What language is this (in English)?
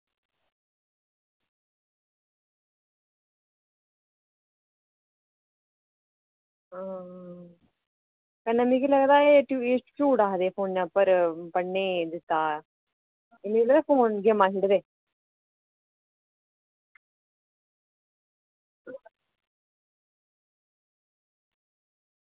Dogri